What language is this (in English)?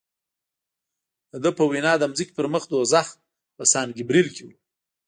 Pashto